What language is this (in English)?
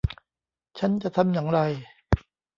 Thai